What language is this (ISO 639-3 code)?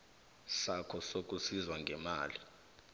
nbl